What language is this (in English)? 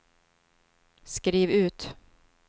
Swedish